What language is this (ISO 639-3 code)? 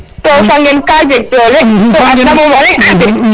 srr